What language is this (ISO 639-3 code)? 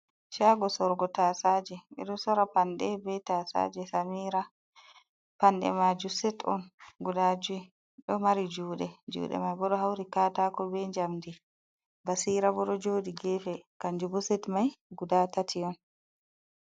ful